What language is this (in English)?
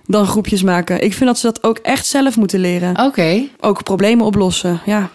Dutch